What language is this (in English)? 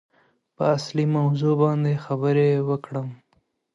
Pashto